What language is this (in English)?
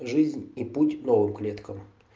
Russian